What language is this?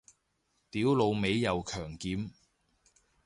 Cantonese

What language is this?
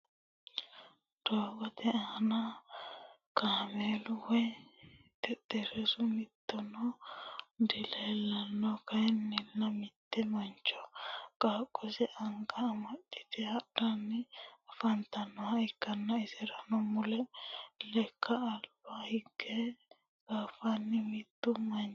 Sidamo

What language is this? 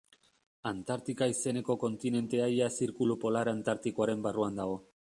Basque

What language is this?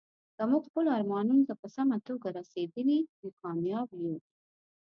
Pashto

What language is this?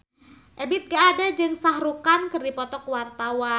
Sundanese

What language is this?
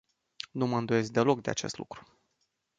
Romanian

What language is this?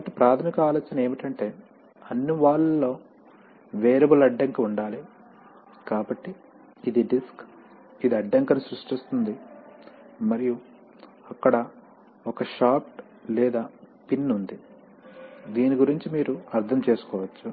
Telugu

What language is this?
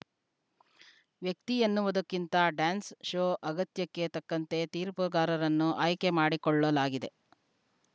Kannada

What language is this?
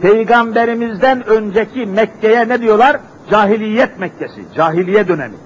Turkish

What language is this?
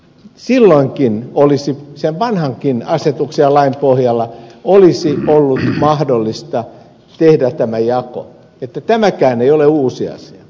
Finnish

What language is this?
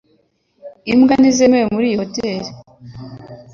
Kinyarwanda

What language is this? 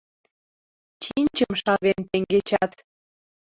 Mari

